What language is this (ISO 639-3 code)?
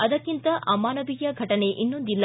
kan